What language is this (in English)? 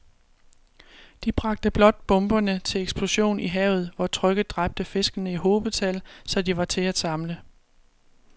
Danish